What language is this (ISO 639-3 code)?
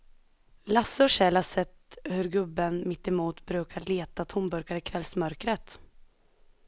swe